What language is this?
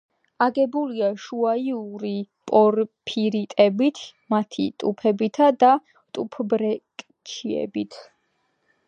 Georgian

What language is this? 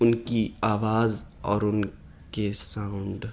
Urdu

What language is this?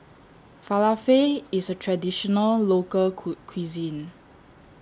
English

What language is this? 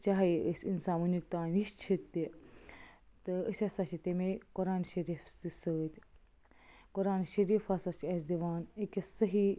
Kashmiri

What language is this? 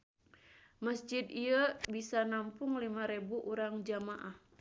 Sundanese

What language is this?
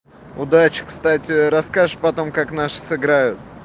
Russian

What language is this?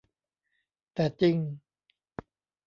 Thai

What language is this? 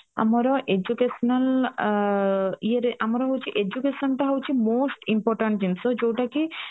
Odia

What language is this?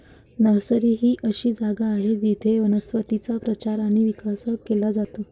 Marathi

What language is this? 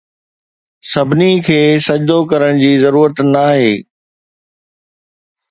Sindhi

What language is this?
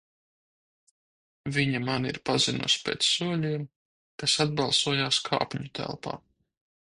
Latvian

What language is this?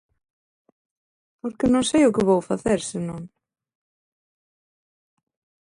Galician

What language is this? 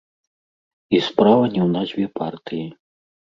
Belarusian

